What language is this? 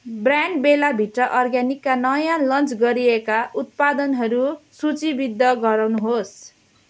Nepali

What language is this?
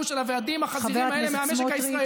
Hebrew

